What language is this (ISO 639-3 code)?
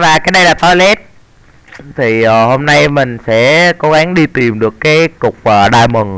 vie